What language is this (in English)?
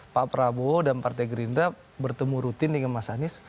Indonesian